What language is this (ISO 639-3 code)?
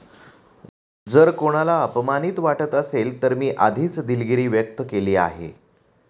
mar